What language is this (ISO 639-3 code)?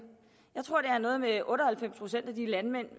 dan